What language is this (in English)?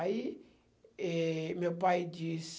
Portuguese